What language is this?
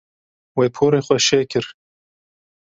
Kurdish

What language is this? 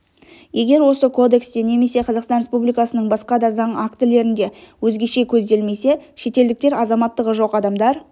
Kazakh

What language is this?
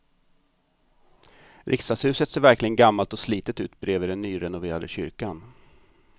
Swedish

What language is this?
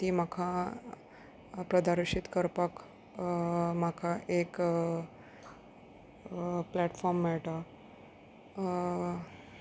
Konkani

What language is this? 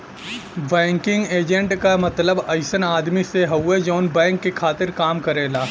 Bhojpuri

